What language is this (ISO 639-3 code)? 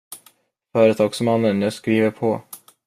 swe